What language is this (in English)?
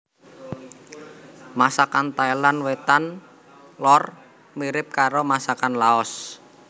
Javanese